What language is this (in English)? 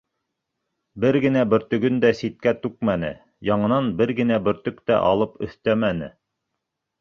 Bashkir